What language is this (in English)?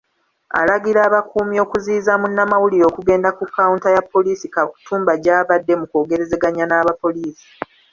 Ganda